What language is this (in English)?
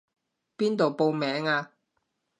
Cantonese